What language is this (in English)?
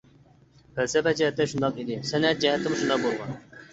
Uyghur